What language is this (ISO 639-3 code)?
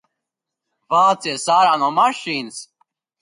lav